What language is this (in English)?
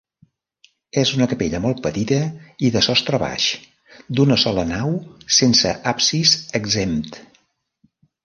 Catalan